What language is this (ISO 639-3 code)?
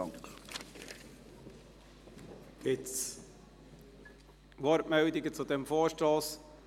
gsw